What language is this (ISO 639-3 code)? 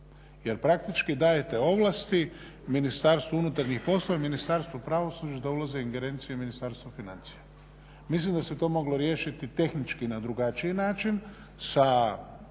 hrv